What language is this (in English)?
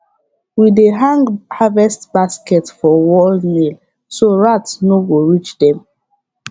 Nigerian Pidgin